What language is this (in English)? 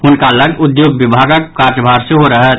Maithili